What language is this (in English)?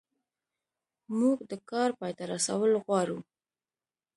Pashto